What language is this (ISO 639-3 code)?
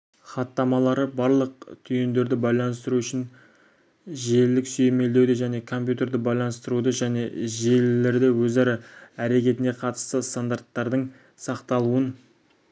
kaz